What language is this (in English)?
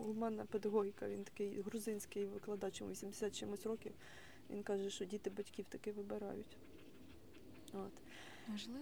Ukrainian